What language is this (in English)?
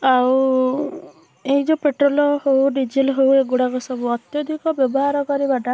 Odia